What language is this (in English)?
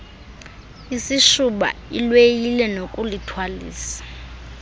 Xhosa